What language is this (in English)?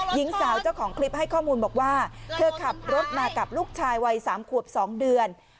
Thai